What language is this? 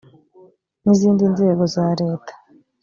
Kinyarwanda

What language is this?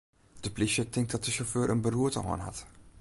Western Frisian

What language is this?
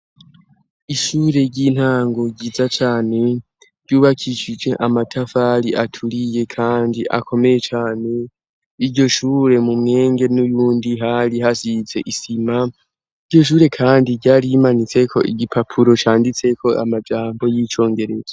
Rundi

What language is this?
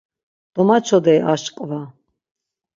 Laz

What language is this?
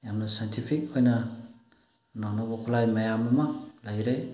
Manipuri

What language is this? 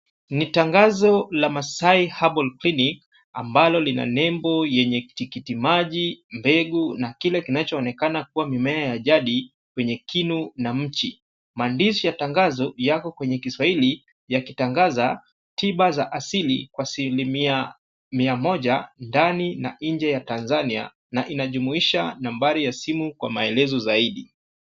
Swahili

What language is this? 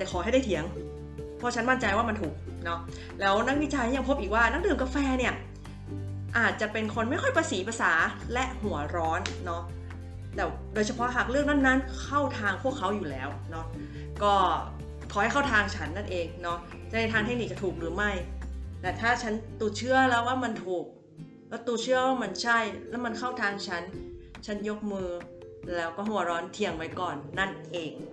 Thai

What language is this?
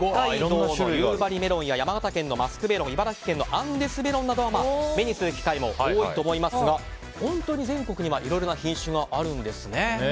Japanese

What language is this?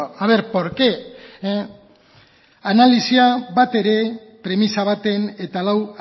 Basque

